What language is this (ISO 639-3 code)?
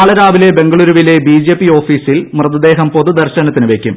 mal